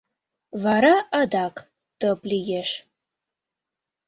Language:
Mari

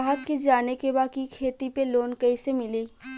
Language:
Bhojpuri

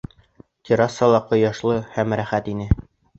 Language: Bashkir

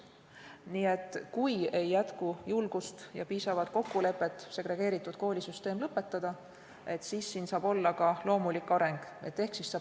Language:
Estonian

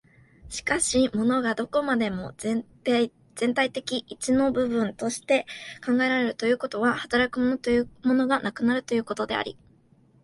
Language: Japanese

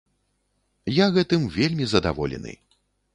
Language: Belarusian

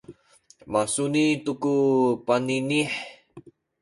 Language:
Sakizaya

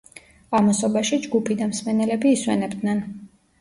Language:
Georgian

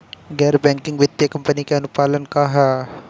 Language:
Bhojpuri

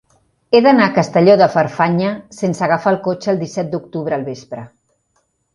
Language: Catalan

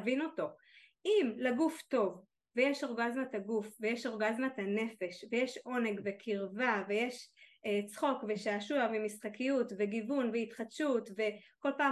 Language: Hebrew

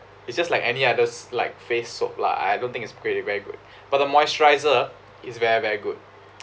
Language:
English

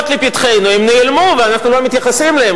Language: Hebrew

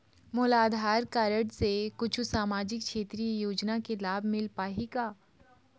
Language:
Chhattisgarhi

